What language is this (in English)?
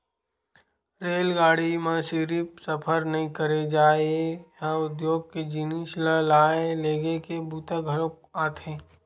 Chhattisgarhi